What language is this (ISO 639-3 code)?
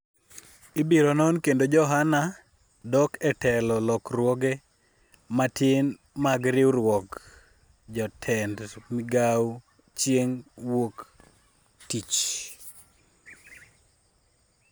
luo